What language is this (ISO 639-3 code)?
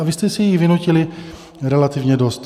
ces